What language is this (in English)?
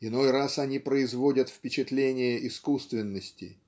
Russian